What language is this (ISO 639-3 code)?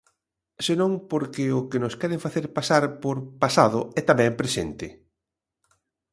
glg